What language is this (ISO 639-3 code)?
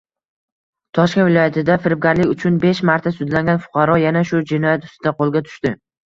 uzb